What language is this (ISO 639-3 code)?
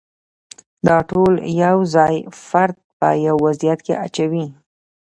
pus